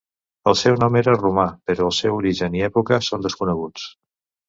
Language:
Catalan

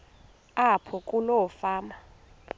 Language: Xhosa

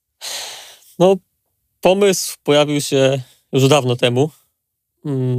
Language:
Polish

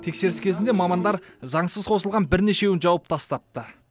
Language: Kazakh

